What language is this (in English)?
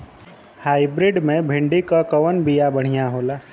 Bhojpuri